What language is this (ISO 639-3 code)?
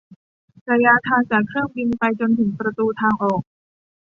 tha